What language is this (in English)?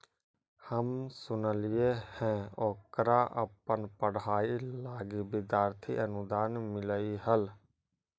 Magahi